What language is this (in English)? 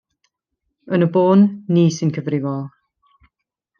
Welsh